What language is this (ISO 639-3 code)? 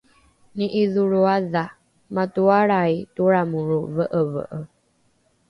dru